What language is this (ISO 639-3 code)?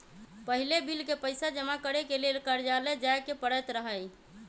mag